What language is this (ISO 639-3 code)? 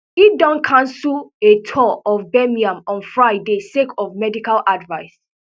pcm